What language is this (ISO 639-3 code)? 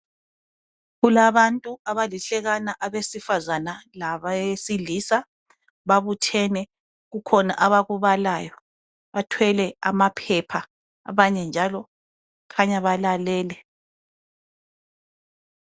nde